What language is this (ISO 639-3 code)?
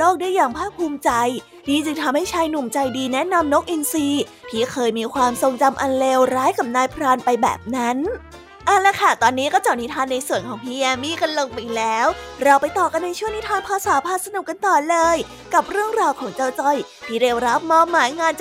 tha